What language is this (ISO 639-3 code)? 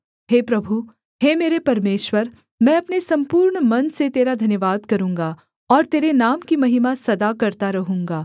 hin